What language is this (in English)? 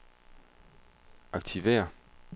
Danish